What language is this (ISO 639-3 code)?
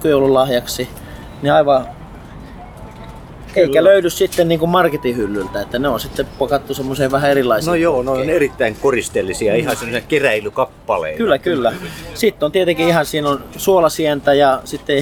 fin